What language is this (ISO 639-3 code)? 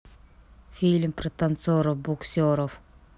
rus